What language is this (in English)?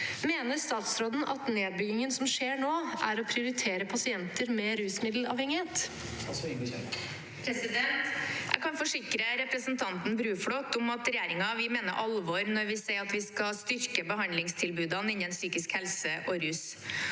Norwegian